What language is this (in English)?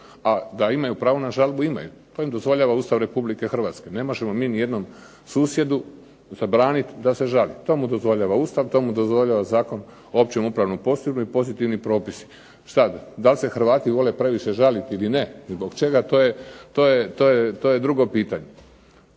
Croatian